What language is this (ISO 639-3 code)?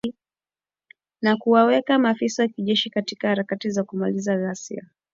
swa